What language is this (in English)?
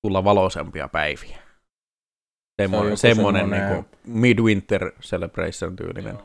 Finnish